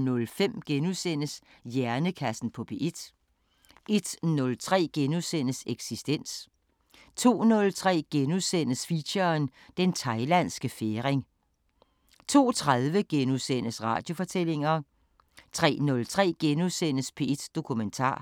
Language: Danish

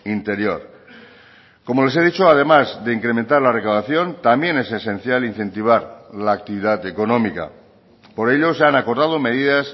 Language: Spanish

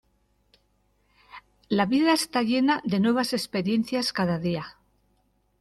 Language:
Spanish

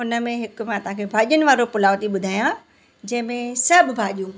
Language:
Sindhi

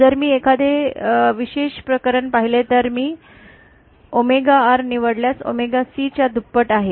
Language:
Marathi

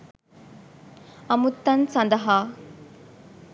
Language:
Sinhala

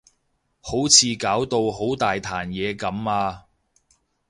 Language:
Cantonese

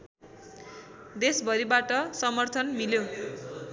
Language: Nepali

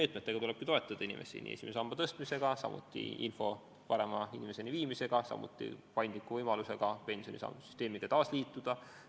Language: Estonian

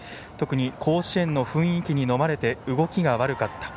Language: Japanese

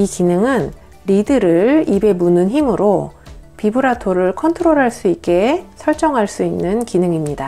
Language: Korean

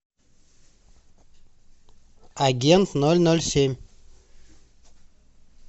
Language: Russian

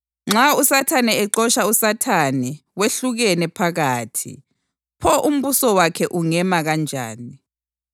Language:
North Ndebele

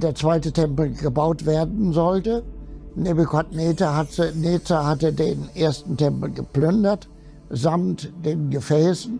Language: German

